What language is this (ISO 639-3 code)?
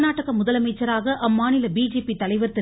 tam